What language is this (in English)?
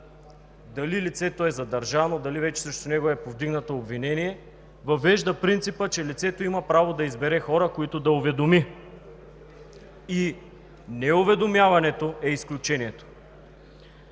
Bulgarian